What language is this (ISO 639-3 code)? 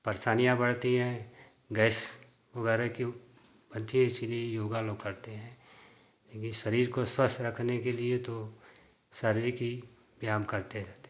hin